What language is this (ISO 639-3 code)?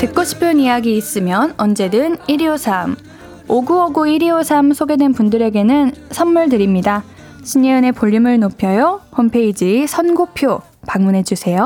kor